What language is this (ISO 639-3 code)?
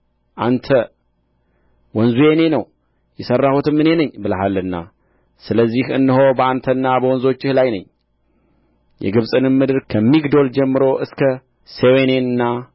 amh